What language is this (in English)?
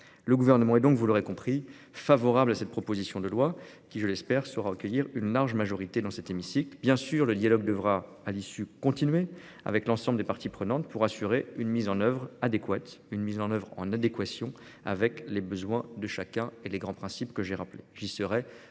French